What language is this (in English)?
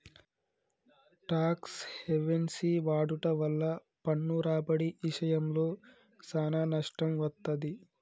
Telugu